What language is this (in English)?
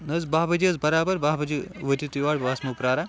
Kashmiri